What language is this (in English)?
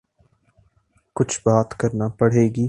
Urdu